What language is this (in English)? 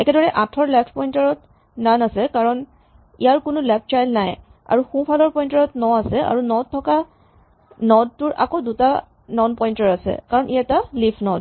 Assamese